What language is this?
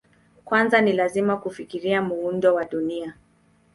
Swahili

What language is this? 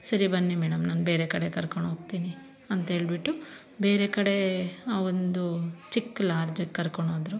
Kannada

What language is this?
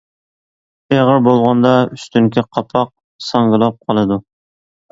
Uyghur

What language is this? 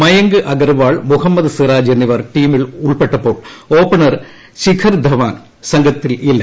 Malayalam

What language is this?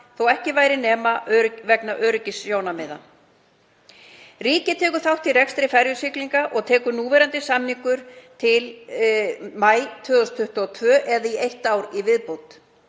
Icelandic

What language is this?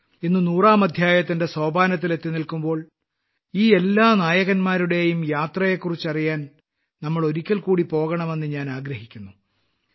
Malayalam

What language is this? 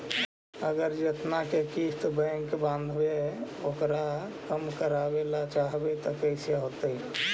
Magahi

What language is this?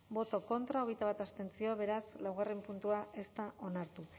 Basque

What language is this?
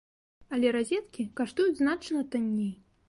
Belarusian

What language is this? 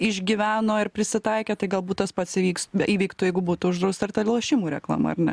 Lithuanian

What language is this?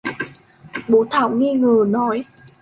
Vietnamese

